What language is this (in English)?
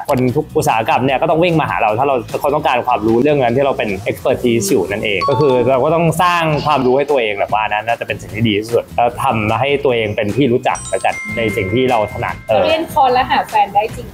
Thai